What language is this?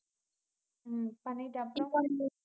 Tamil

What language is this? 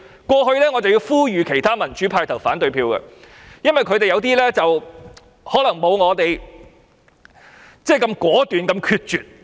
Cantonese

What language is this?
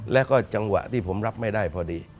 Thai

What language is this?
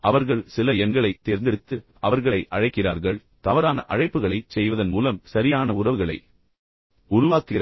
Tamil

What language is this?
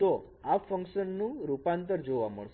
Gujarati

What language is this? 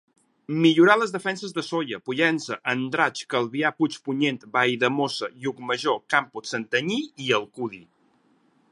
Catalan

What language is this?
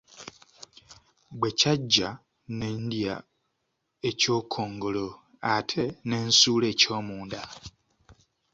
Ganda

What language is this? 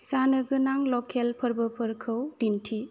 Bodo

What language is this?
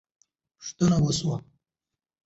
Pashto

